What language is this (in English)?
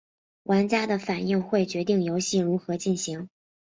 Chinese